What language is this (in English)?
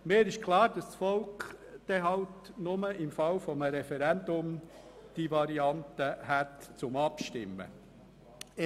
Swiss German